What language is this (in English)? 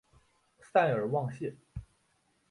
Chinese